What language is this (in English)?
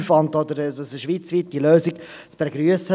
Swiss German